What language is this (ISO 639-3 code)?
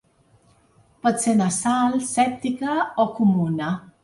cat